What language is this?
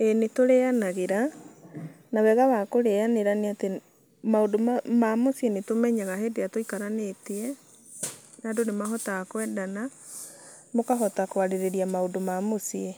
Kikuyu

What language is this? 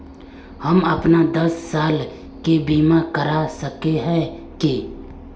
Magahi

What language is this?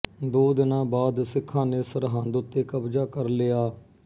Punjabi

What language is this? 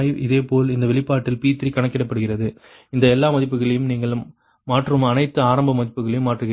Tamil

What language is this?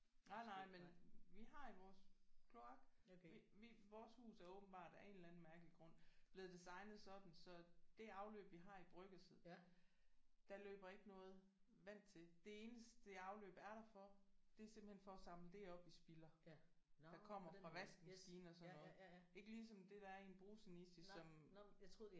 Danish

